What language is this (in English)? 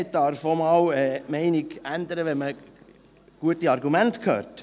Swiss German